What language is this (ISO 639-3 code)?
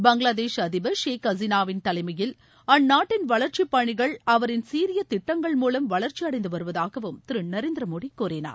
tam